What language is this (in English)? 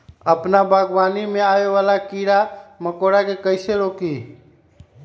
Magahi